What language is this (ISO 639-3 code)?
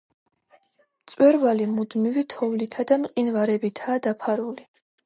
kat